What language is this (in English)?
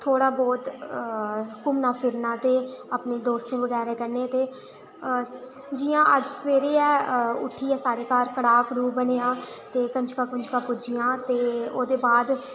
Dogri